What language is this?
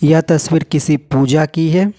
Hindi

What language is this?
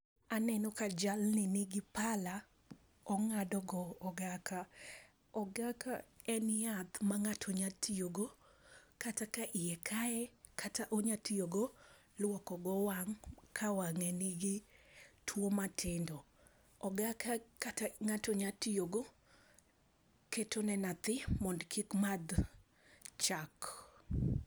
Luo (Kenya and Tanzania)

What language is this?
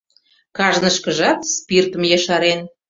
Mari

